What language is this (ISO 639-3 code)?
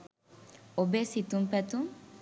sin